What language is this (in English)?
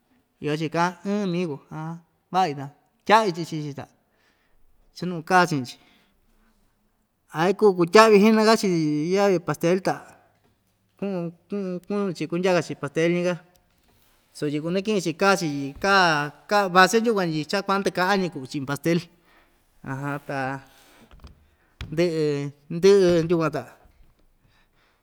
Ixtayutla Mixtec